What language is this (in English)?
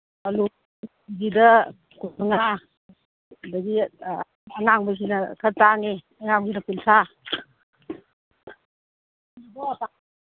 Manipuri